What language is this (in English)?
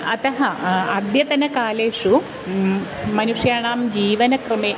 Sanskrit